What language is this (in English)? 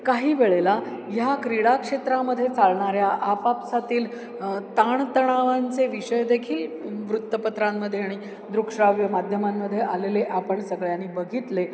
Marathi